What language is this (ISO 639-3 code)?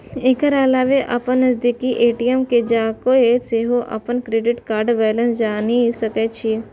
mai